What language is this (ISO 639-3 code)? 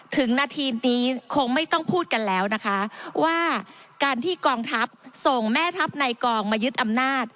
tha